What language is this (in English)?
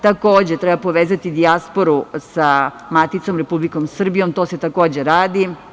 Serbian